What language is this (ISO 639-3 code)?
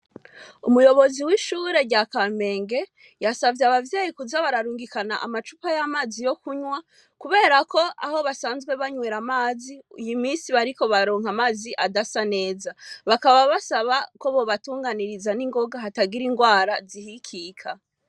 run